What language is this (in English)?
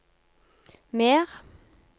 Norwegian